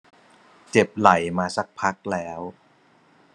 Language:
Thai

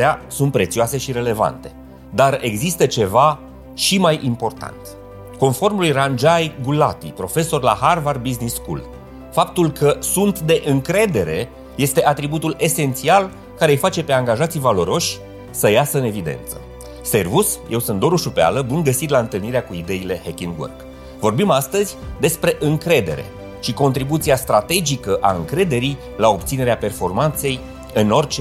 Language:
Romanian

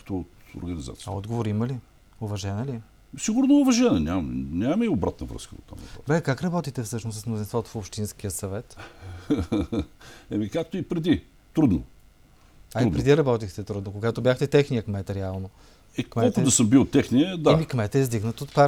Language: Bulgarian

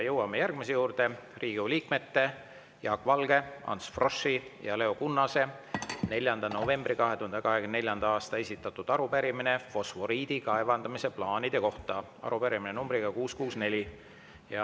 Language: Estonian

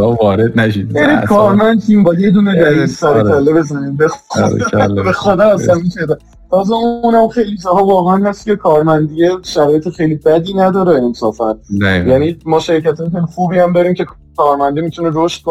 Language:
Persian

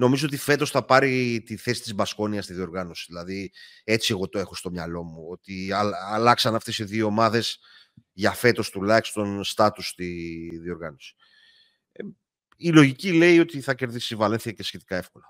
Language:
Greek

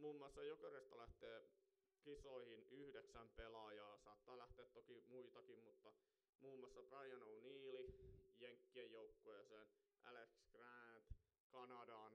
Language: Finnish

